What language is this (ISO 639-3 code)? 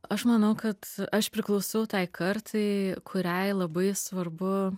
lit